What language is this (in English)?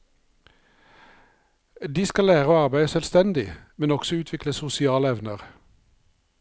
Norwegian